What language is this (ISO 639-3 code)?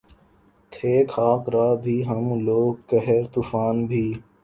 urd